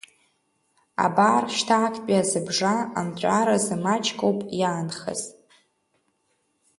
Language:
Abkhazian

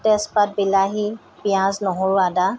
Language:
Assamese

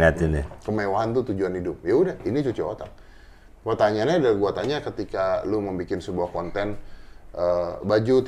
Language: Indonesian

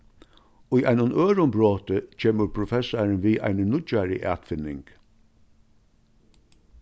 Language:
Faroese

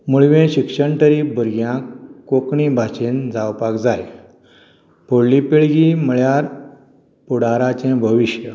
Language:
Konkani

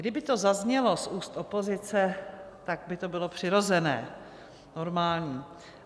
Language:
Czech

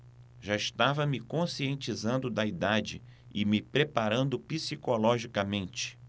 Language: Portuguese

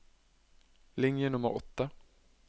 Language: Norwegian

